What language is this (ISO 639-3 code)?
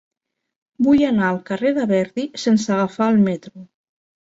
cat